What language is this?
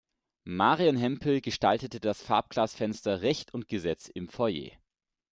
German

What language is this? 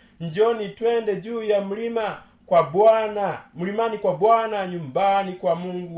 Swahili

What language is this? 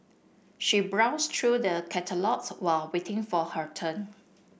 English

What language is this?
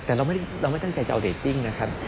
Thai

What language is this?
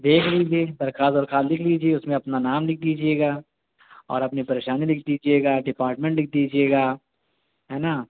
Urdu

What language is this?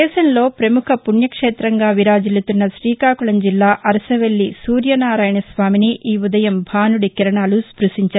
Telugu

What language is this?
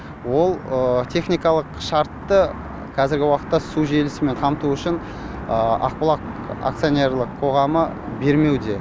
Kazakh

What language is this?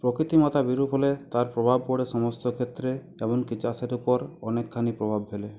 Bangla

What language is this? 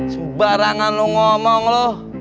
Indonesian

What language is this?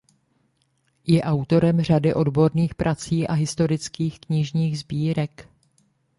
Czech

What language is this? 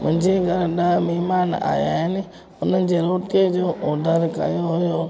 Sindhi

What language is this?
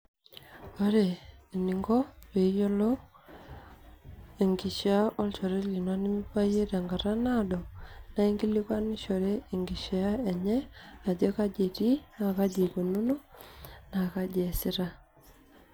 Masai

